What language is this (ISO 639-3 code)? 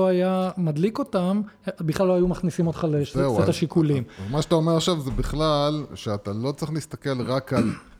heb